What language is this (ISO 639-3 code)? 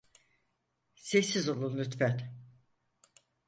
tur